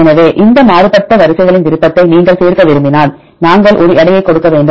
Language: Tamil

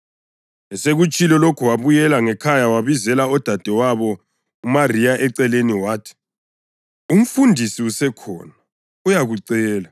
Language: North Ndebele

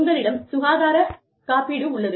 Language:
Tamil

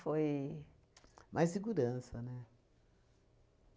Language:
Portuguese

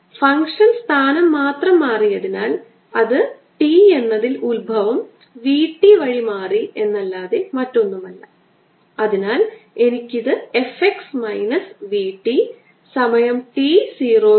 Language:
Malayalam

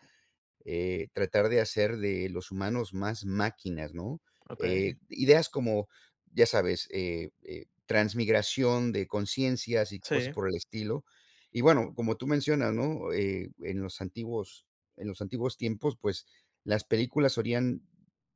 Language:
Spanish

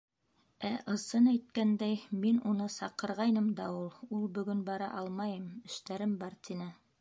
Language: Bashkir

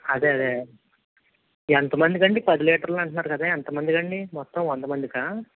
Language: Telugu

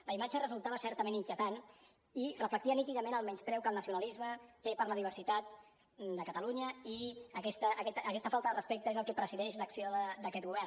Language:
Catalan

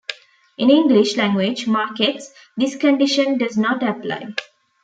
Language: English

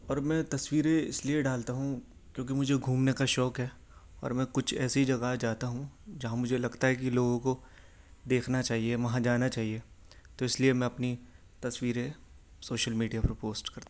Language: Urdu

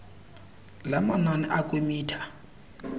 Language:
Xhosa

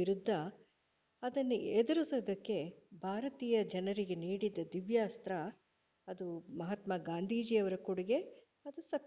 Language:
Kannada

